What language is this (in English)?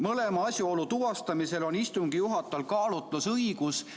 Estonian